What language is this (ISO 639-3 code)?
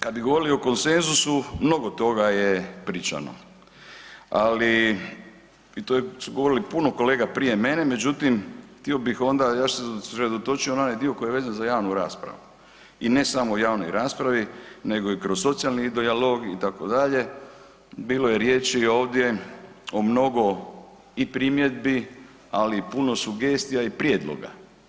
hrv